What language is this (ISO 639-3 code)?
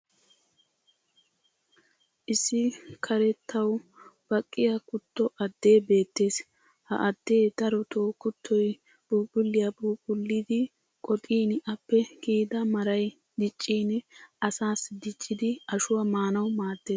wal